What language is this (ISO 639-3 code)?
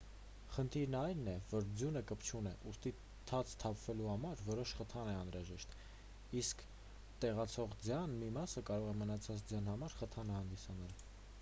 hye